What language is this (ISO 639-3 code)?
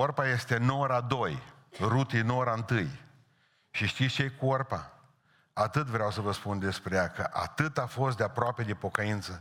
ron